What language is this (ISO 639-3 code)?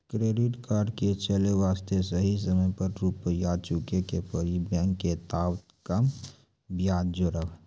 mai